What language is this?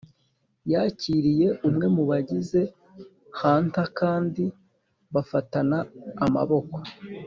Kinyarwanda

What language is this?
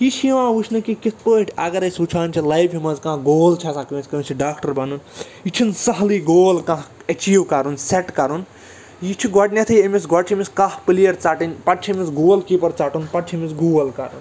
Kashmiri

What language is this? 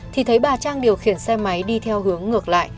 Vietnamese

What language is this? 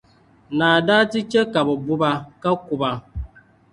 Dagbani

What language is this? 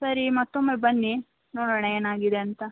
Kannada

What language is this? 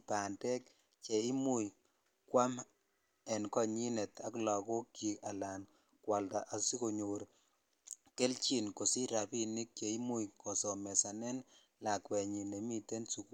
Kalenjin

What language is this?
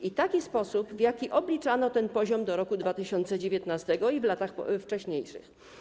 Polish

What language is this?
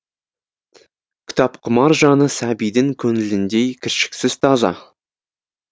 Kazakh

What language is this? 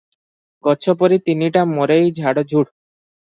Odia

